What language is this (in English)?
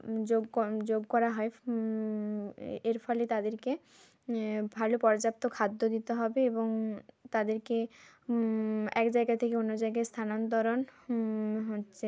Bangla